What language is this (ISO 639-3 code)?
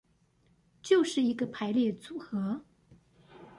zho